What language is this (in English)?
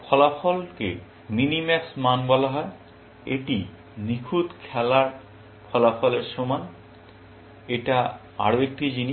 Bangla